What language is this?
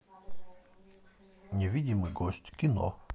Russian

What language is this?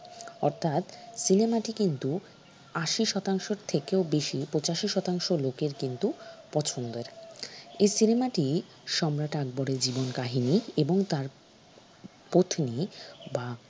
Bangla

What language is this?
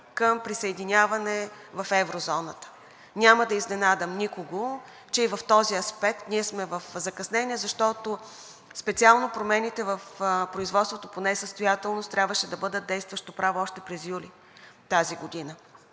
Bulgarian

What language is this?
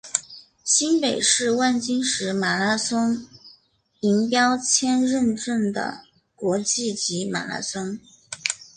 Chinese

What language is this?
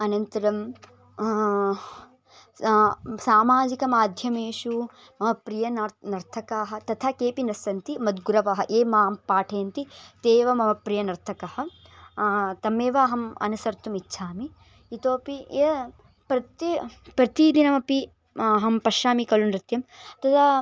Sanskrit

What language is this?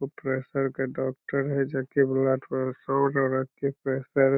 Magahi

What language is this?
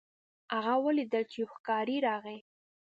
Pashto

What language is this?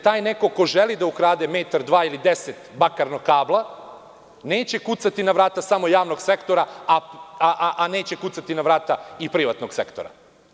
Serbian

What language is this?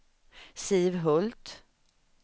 Swedish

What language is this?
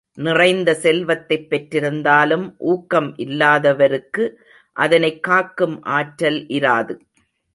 Tamil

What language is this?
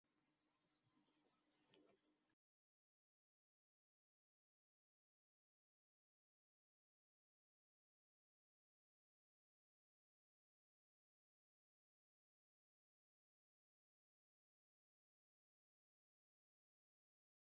Esperanto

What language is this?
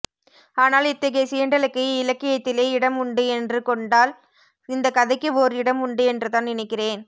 Tamil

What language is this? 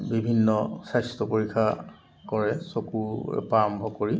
Assamese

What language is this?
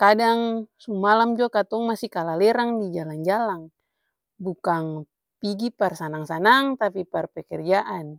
Ambonese Malay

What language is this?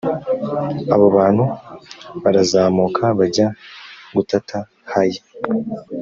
Kinyarwanda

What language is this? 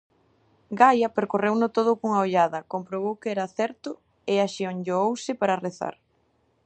Galician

